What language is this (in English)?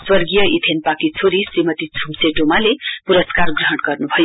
Nepali